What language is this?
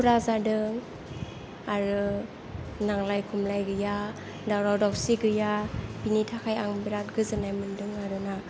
Bodo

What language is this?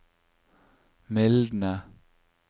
Norwegian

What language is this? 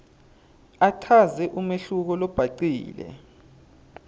Swati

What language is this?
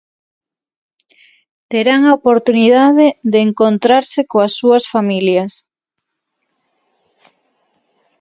Galician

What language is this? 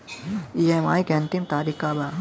Bhojpuri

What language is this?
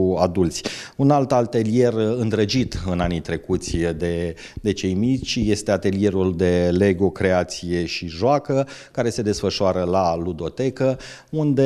Romanian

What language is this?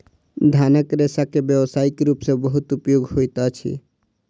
Maithili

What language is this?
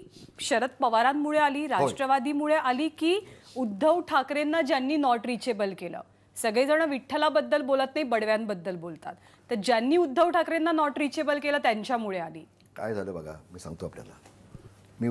Indonesian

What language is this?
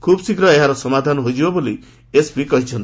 Odia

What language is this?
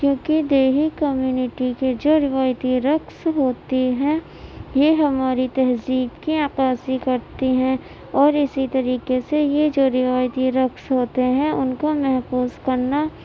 Urdu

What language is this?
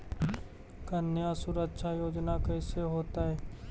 Magahi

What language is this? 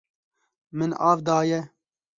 Kurdish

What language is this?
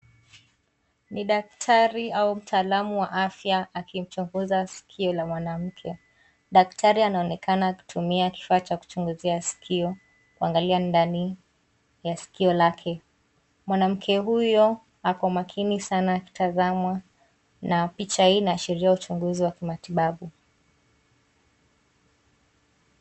Swahili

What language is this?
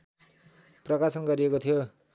Nepali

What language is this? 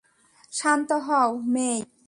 Bangla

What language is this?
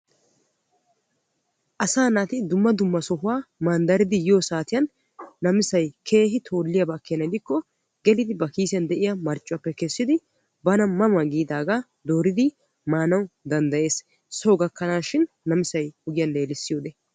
Wolaytta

